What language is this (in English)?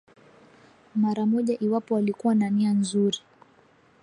Swahili